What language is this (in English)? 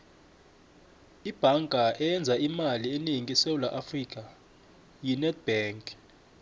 South Ndebele